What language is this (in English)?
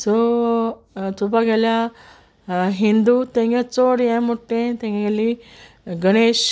Konkani